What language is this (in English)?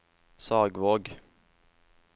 Norwegian